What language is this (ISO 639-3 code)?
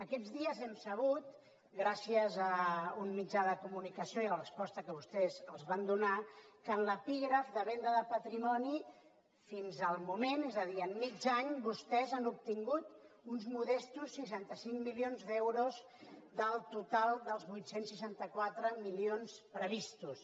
cat